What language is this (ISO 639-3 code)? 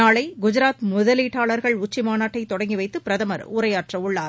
tam